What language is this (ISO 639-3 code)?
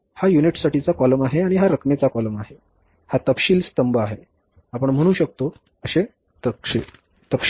mar